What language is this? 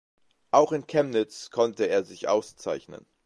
German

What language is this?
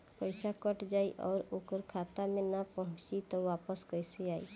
Bhojpuri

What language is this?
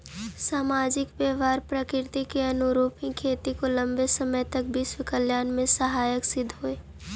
Magahi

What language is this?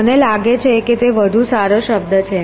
Gujarati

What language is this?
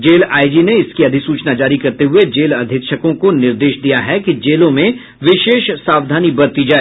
Hindi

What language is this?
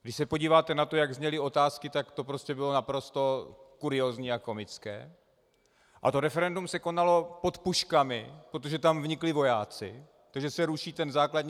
Czech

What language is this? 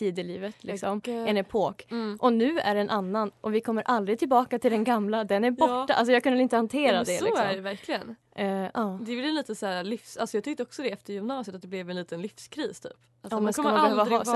Swedish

